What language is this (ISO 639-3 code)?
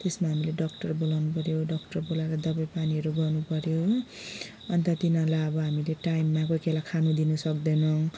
nep